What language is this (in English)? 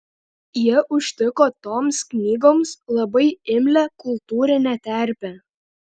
Lithuanian